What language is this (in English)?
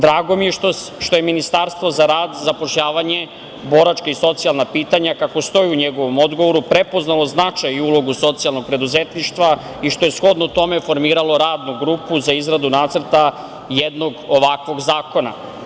Serbian